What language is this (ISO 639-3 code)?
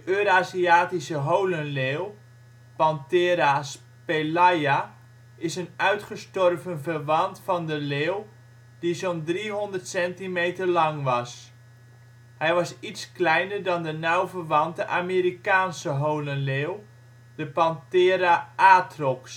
nld